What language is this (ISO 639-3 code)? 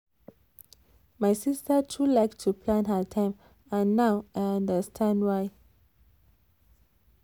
pcm